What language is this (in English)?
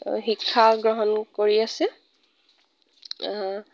Assamese